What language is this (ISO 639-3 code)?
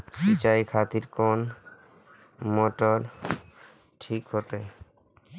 mai